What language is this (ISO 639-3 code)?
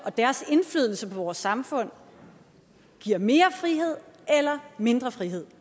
dan